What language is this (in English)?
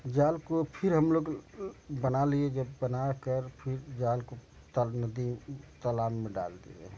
Hindi